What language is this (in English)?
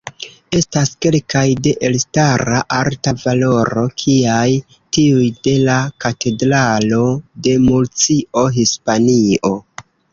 Esperanto